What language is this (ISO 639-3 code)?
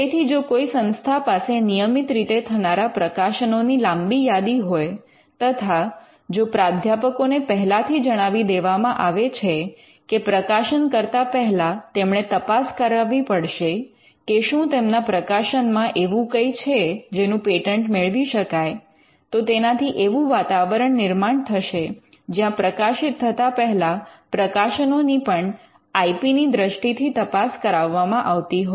guj